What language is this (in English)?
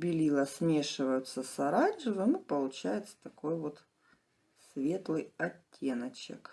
Russian